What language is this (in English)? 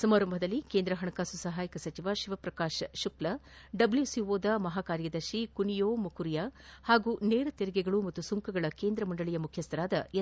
Kannada